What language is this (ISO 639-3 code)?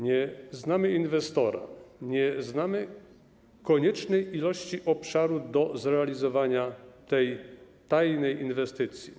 pol